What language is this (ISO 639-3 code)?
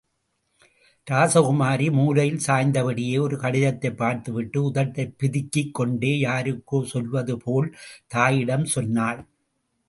tam